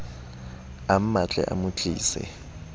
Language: Southern Sotho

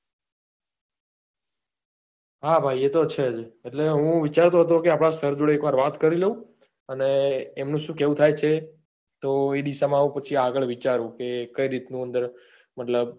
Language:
Gujarati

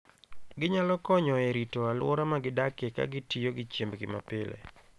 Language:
Luo (Kenya and Tanzania)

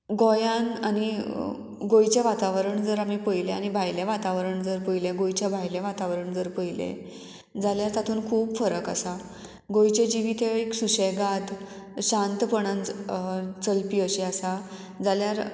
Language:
Konkani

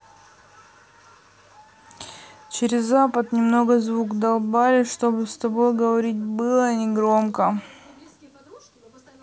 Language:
Russian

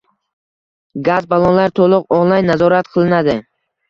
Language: Uzbek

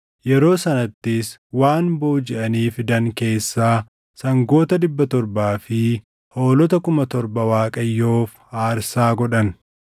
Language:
Oromo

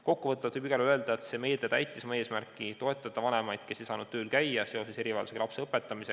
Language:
Estonian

